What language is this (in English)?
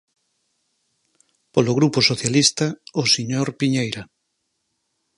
Galician